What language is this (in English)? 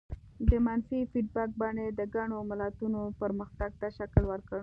Pashto